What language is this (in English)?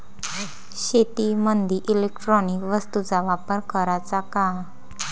Marathi